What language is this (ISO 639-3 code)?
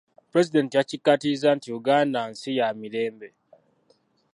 lug